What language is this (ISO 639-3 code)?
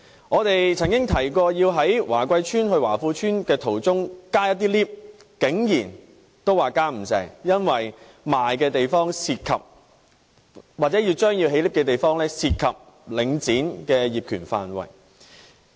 yue